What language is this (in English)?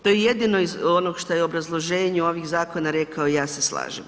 Croatian